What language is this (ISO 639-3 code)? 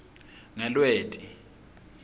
ssw